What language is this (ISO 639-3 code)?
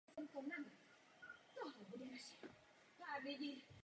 ces